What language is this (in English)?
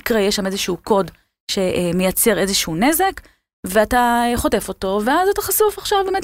Hebrew